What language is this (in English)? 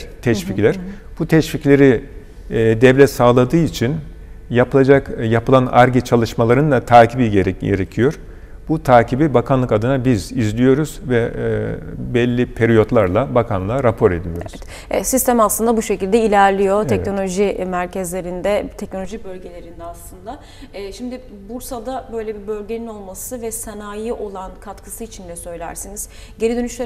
Turkish